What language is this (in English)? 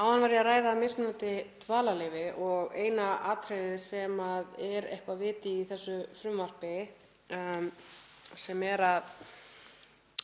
Icelandic